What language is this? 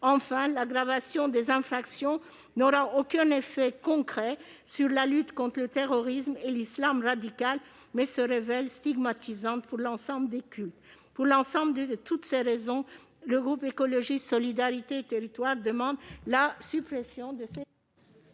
French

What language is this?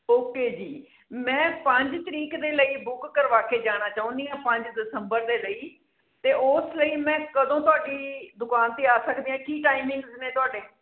Punjabi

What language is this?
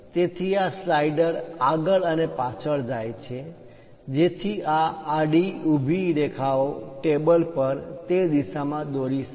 Gujarati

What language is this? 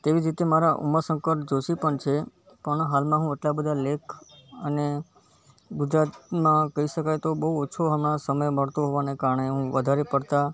Gujarati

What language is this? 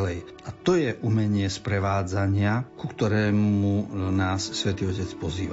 Slovak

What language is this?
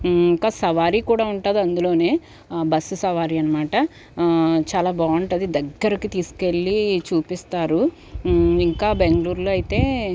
Telugu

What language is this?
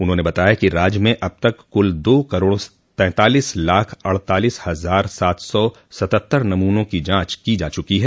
Hindi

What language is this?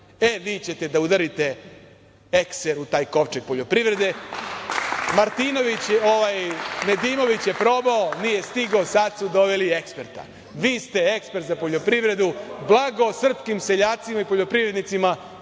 Serbian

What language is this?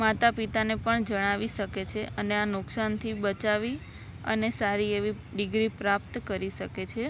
Gujarati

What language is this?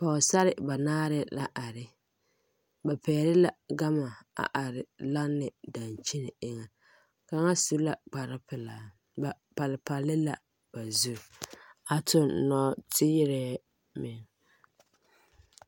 Southern Dagaare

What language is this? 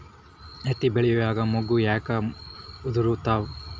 Kannada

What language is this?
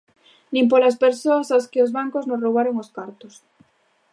Galician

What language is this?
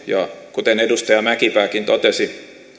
Finnish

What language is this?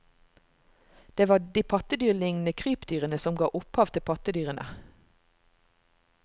Norwegian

